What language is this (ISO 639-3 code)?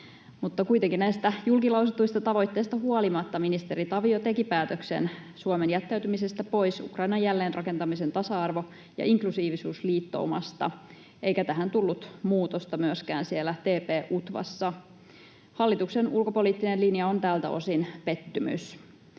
fin